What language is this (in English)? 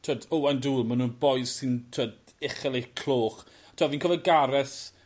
Welsh